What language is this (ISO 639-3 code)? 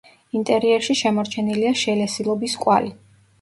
kat